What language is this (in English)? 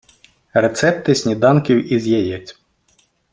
Ukrainian